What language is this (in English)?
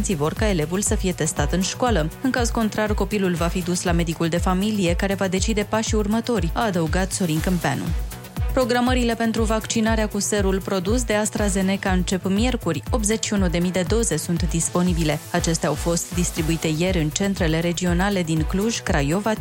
Romanian